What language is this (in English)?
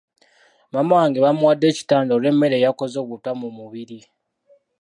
Ganda